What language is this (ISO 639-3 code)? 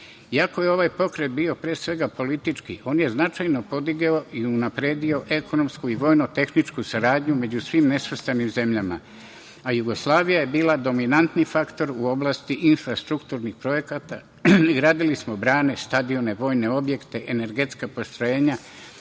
srp